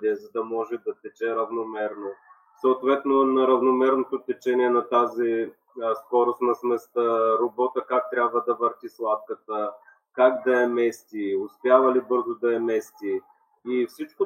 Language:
Bulgarian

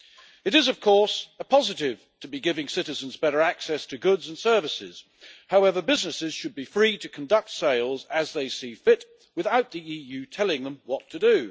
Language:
English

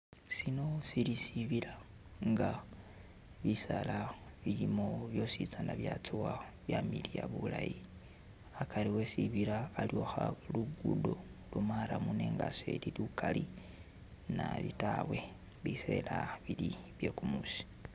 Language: Masaaba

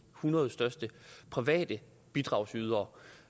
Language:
Danish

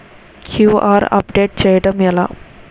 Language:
Telugu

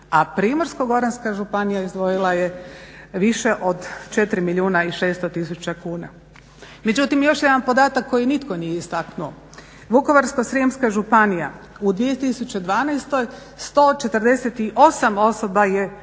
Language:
Croatian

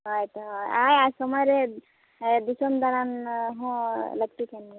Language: Santali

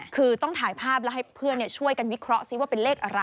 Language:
Thai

